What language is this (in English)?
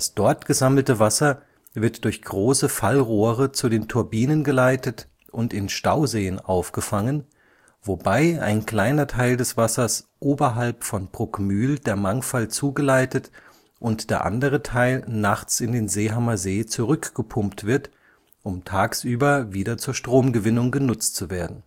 German